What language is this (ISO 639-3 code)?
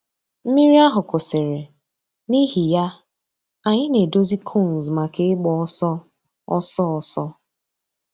ibo